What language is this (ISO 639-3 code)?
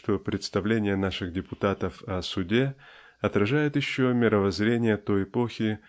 rus